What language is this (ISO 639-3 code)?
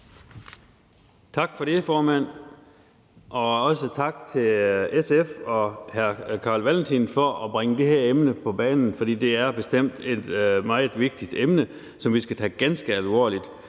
dan